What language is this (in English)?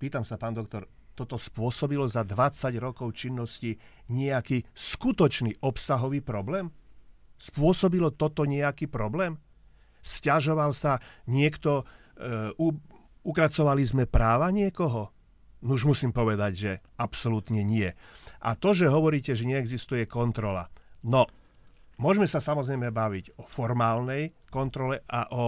Slovak